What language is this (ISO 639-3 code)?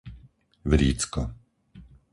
slk